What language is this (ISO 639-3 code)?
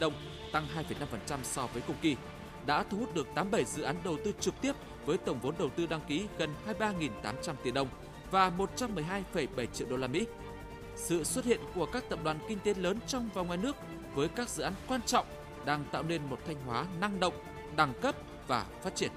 vie